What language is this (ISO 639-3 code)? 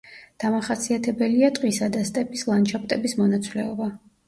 kat